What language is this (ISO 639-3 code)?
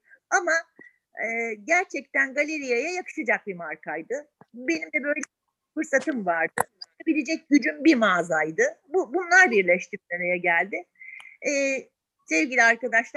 tur